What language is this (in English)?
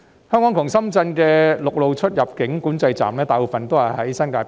Cantonese